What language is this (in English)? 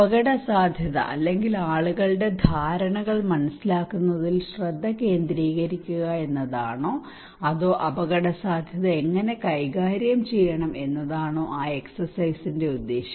Malayalam